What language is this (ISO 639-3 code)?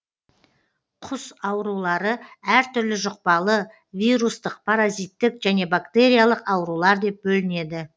kaz